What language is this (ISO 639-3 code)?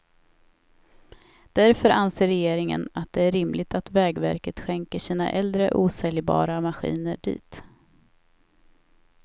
swe